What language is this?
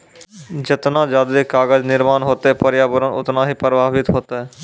Maithili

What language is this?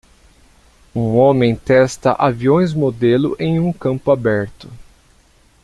Portuguese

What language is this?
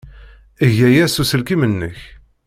Kabyle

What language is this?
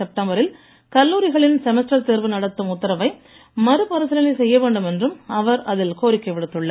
Tamil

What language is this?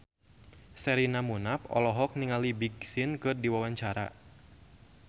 Sundanese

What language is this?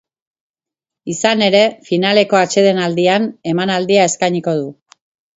Basque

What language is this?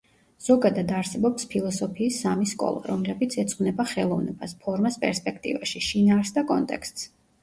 Georgian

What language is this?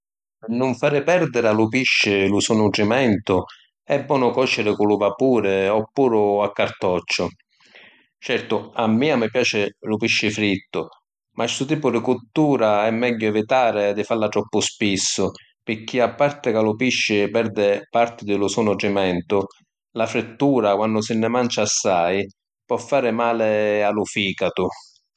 Sicilian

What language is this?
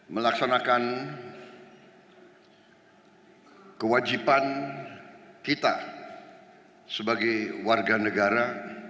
Indonesian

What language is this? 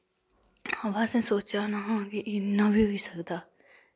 Dogri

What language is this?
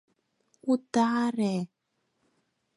Mari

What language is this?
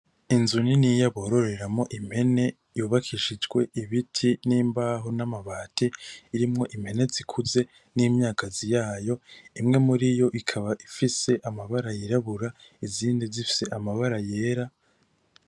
Rundi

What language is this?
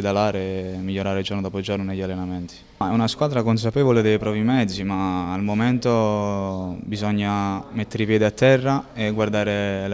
Italian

